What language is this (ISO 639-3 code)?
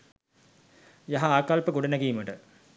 sin